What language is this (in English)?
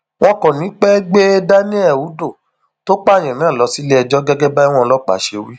Yoruba